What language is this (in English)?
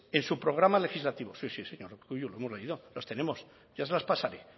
Spanish